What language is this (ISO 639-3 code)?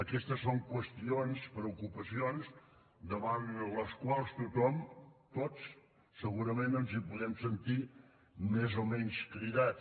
cat